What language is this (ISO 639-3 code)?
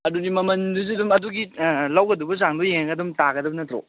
mni